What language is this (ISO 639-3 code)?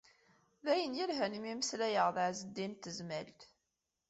kab